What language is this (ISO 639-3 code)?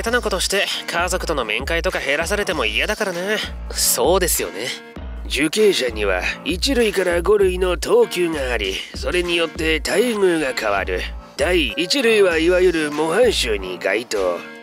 jpn